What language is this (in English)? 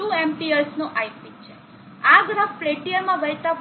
Gujarati